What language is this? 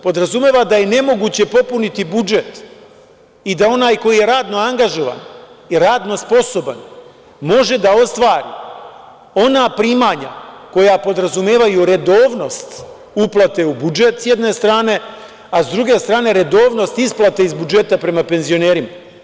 Serbian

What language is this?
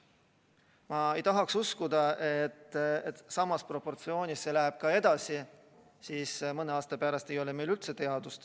Estonian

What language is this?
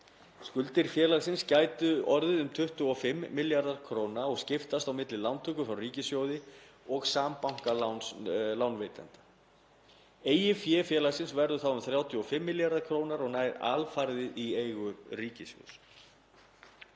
Icelandic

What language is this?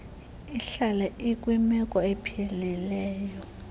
Xhosa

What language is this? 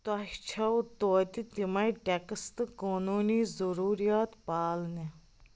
Kashmiri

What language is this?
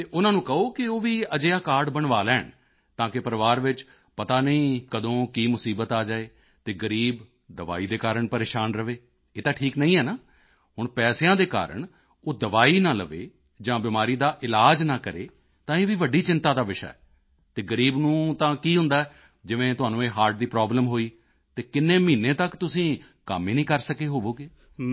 Punjabi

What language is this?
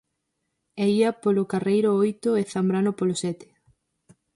Galician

